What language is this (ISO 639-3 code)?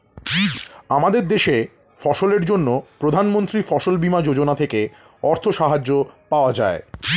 ben